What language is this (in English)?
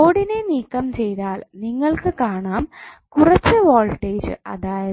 Malayalam